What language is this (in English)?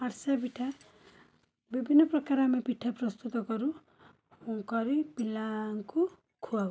Odia